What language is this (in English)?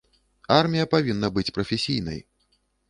Belarusian